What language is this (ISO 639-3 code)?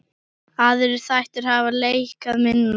isl